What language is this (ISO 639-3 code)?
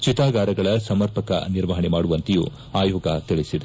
kan